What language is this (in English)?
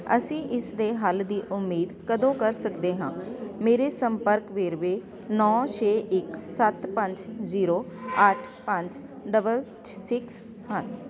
Punjabi